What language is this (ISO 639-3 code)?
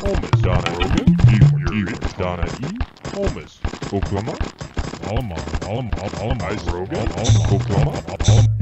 vie